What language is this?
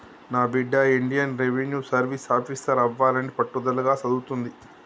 Telugu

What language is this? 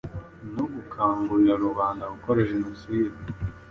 Kinyarwanda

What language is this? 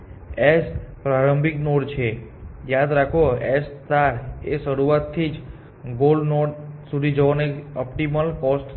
Gujarati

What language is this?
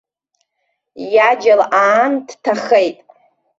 Abkhazian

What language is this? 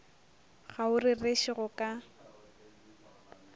Northern Sotho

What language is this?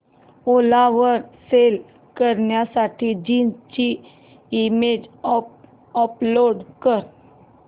Marathi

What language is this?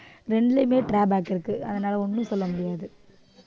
Tamil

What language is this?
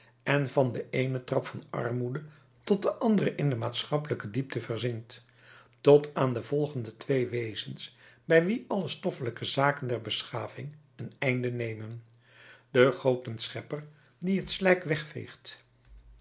Dutch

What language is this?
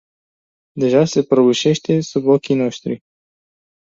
Romanian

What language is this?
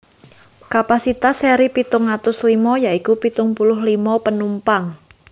Javanese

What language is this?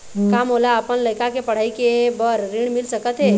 Chhattisgarhi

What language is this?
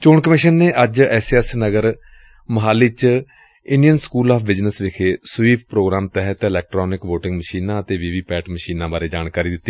Punjabi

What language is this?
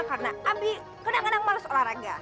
Indonesian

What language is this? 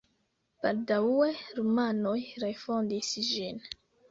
Esperanto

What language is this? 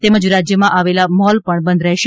Gujarati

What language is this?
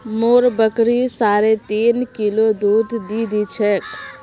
Magahi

